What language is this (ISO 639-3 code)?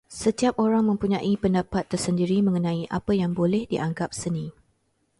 msa